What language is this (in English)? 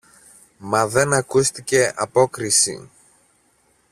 Greek